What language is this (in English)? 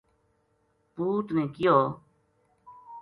Gujari